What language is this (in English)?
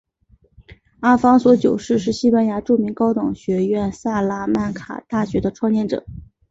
Chinese